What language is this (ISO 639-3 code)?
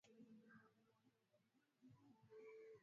swa